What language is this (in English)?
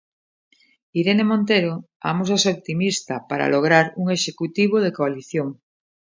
Galician